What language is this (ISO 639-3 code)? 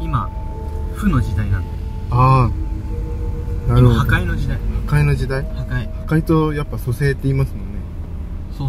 jpn